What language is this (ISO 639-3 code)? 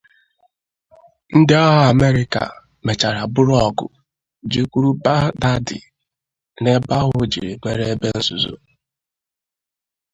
ibo